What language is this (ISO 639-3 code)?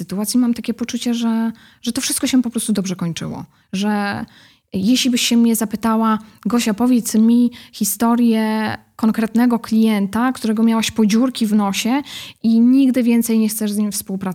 pol